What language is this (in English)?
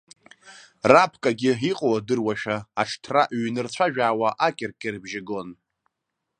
Abkhazian